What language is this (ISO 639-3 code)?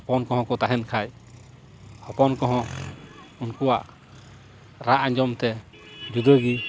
sat